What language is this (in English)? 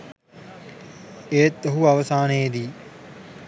Sinhala